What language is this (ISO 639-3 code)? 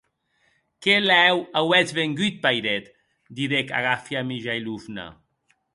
oci